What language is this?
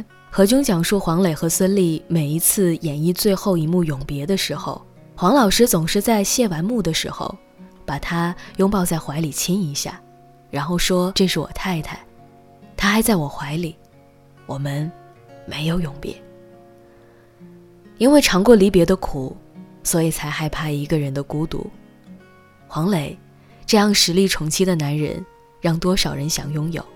Chinese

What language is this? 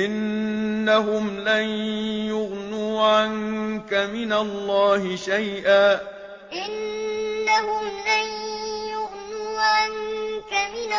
Arabic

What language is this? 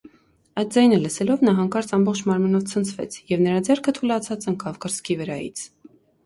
Armenian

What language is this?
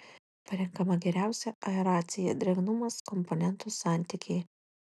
Lithuanian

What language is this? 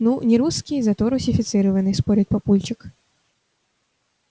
Russian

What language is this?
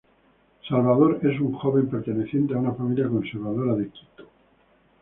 Spanish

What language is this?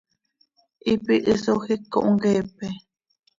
Seri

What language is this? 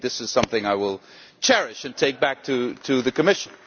English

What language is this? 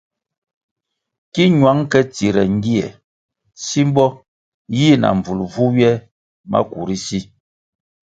Kwasio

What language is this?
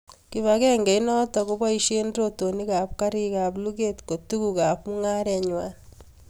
Kalenjin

